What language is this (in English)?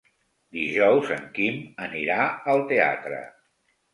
Catalan